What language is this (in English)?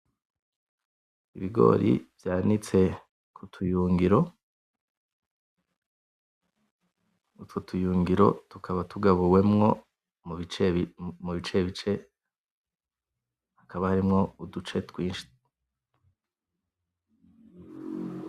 Rundi